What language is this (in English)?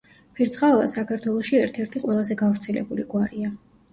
Georgian